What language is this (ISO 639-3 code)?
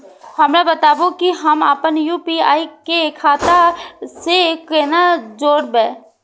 mai